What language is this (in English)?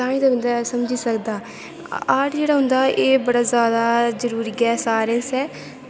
Dogri